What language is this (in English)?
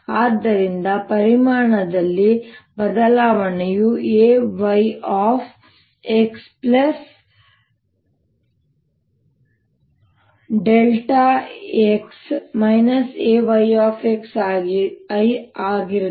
Kannada